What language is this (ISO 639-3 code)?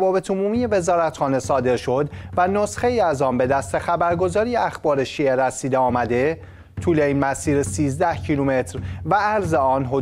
fas